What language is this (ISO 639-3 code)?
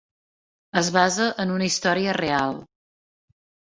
cat